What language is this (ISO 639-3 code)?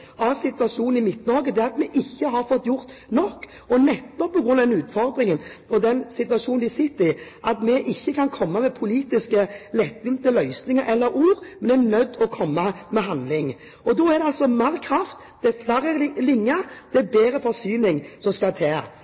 nob